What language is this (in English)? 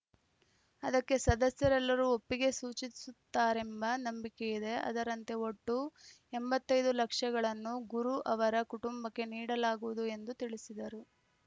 Kannada